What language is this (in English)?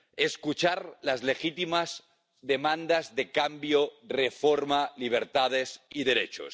Spanish